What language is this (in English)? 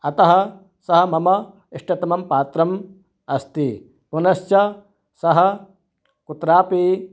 Sanskrit